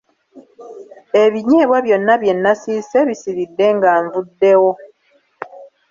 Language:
Ganda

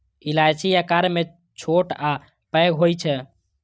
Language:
Maithili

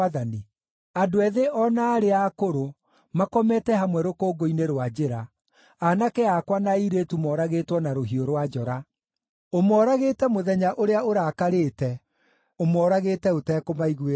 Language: Kikuyu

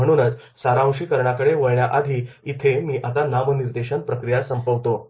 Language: Marathi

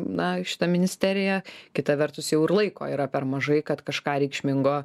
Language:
Lithuanian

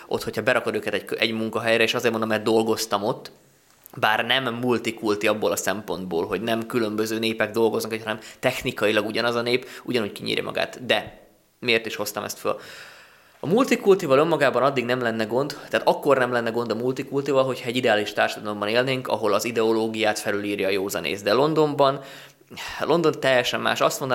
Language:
Hungarian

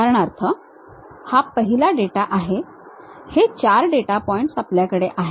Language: Marathi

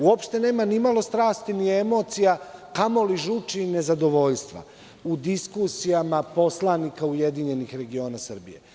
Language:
Serbian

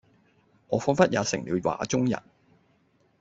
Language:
Cantonese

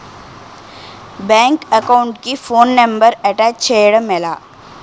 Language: Telugu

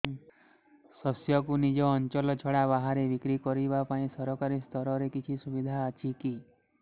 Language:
Odia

